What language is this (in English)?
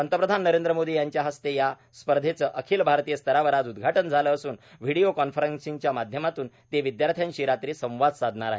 Marathi